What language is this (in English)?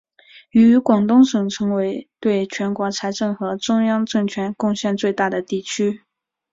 Chinese